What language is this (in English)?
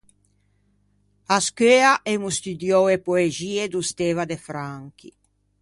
Ligurian